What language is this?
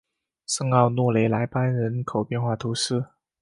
Chinese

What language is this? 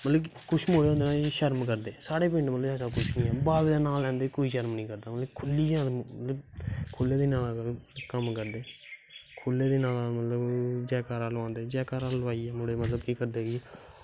Dogri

